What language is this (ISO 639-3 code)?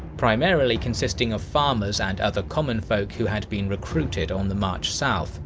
eng